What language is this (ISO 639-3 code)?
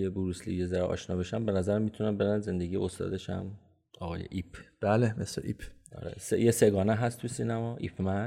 fas